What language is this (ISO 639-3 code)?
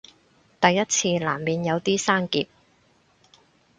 yue